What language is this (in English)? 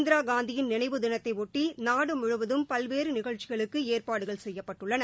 Tamil